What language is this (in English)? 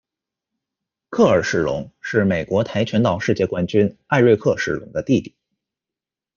Chinese